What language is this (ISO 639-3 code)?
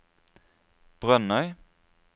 nor